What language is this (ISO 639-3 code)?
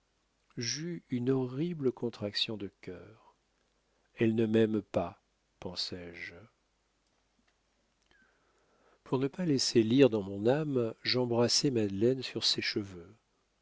fra